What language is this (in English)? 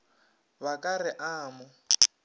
Northern Sotho